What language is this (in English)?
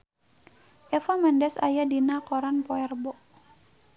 Sundanese